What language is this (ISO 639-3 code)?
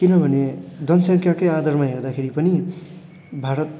nep